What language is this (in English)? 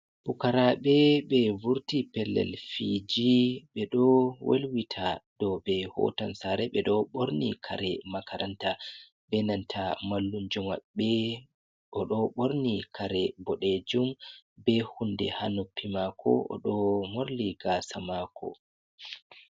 Fula